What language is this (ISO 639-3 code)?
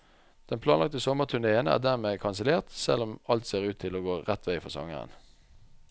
nor